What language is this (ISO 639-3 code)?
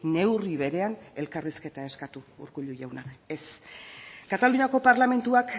eus